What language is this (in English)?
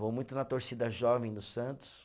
Portuguese